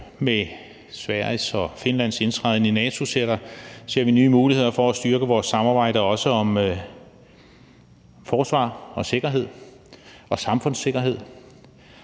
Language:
Danish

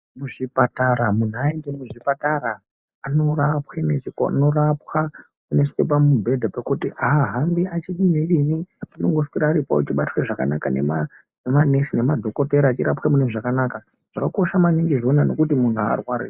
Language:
Ndau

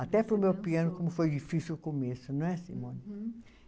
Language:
Portuguese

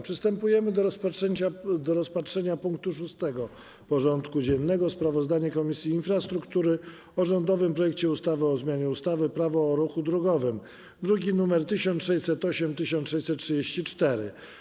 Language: Polish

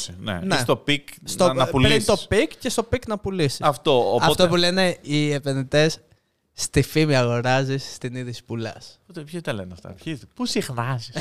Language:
Greek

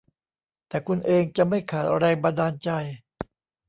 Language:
Thai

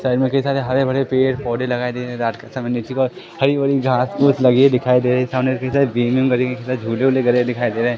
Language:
Hindi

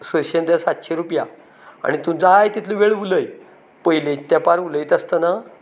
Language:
Konkani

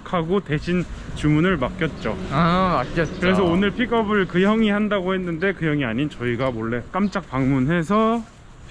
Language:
Korean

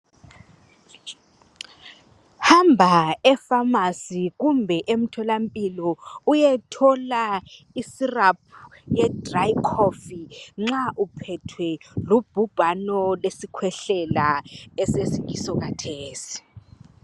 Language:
North Ndebele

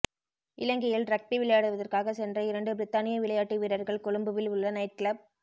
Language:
Tamil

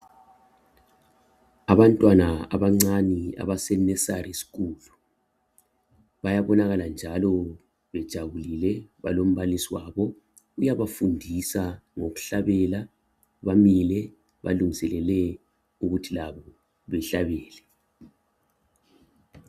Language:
North Ndebele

